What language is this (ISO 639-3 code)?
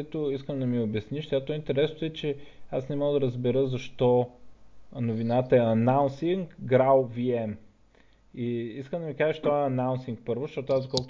bul